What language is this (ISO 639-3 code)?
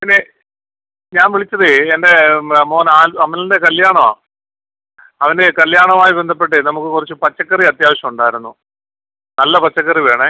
mal